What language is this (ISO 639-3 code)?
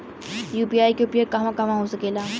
bho